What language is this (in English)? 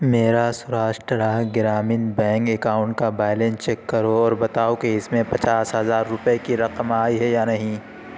Urdu